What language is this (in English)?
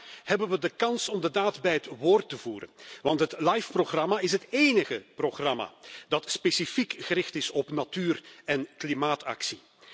Dutch